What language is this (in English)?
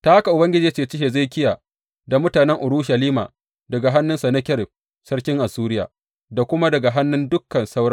Hausa